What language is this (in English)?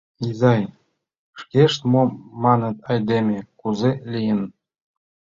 Mari